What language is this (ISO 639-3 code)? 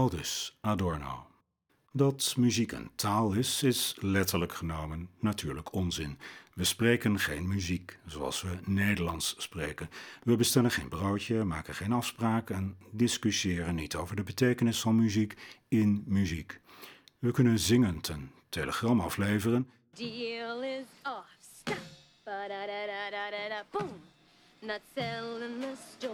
nld